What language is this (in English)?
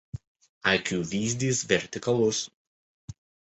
Lithuanian